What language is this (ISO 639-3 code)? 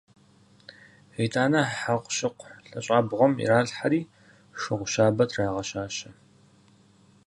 kbd